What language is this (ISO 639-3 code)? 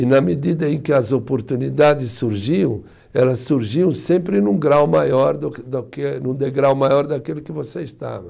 por